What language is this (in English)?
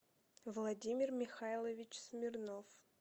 Russian